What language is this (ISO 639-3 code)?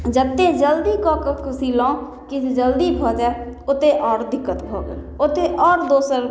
mai